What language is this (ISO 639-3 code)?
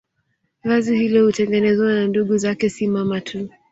swa